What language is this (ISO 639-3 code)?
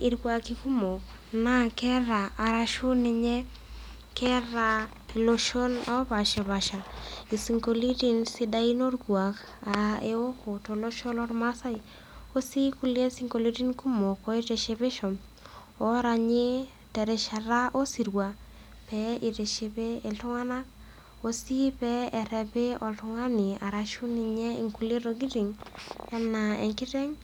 mas